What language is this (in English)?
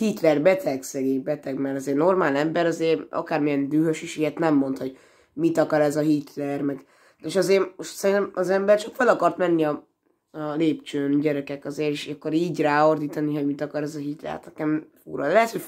Hungarian